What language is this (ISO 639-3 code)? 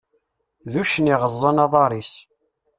kab